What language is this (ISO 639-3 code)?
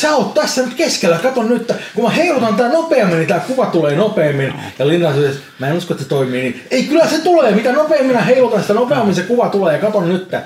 fin